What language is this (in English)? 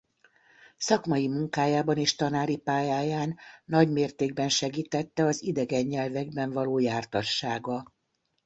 Hungarian